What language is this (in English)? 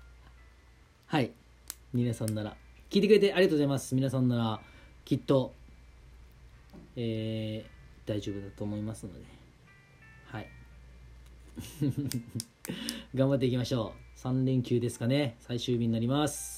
Japanese